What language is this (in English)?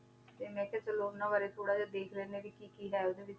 Punjabi